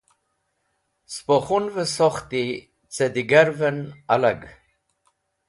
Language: Wakhi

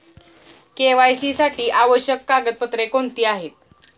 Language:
Marathi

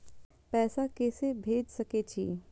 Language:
Maithili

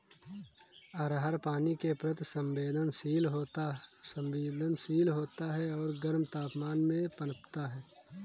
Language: Hindi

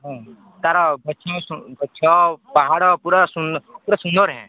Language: Odia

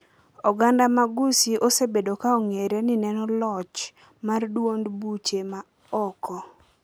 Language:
Luo (Kenya and Tanzania)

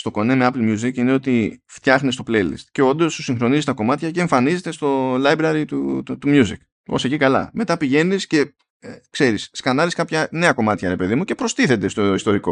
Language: Greek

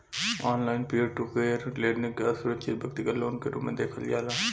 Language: Bhojpuri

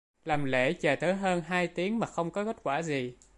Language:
Vietnamese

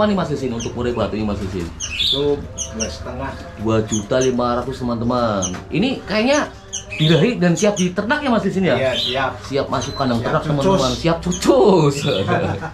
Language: Indonesian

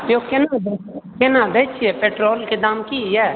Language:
Maithili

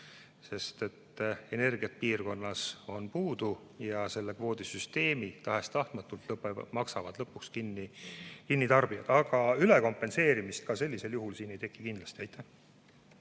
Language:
Estonian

